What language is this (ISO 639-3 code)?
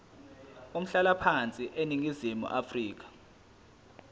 zul